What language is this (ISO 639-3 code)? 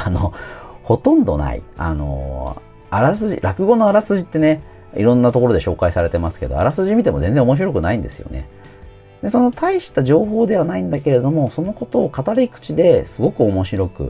jpn